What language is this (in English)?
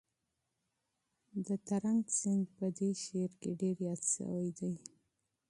Pashto